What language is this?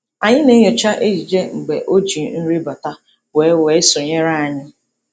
Igbo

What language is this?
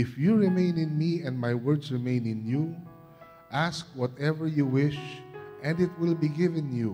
Filipino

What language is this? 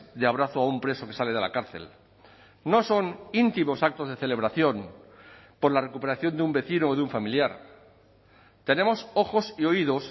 Spanish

